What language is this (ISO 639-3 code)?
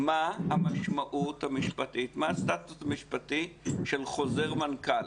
heb